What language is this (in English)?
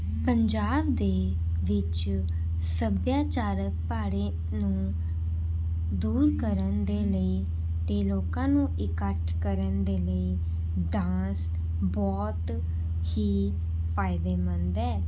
Punjabi